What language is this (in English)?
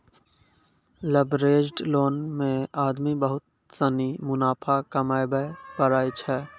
Maithili